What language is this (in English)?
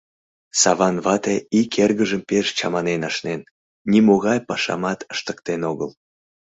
Mari